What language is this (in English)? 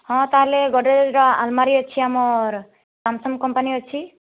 Odia